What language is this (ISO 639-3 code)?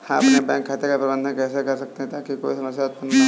hin